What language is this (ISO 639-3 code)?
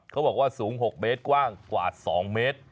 tha